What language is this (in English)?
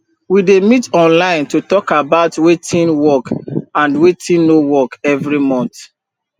Nigerian Pidgin